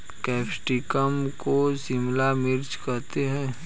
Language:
Hindi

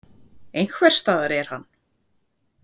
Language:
Icelandic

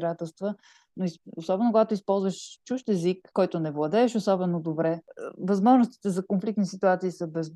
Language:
Bulgarian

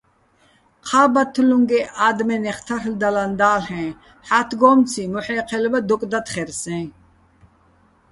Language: Bats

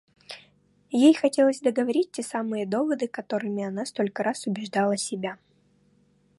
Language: Russian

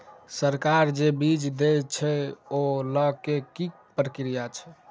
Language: Maithili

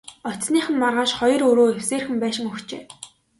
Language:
Mongolian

